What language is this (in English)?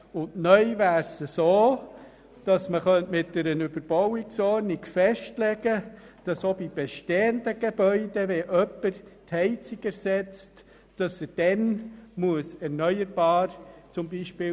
Swiss German